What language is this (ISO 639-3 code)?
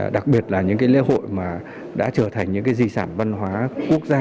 vie